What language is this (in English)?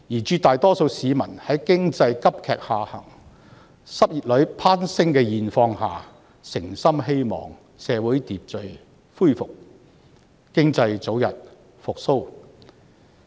Cantonese